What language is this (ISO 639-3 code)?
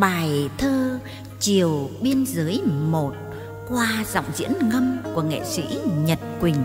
vie